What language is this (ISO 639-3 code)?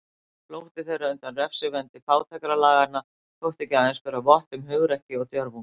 isl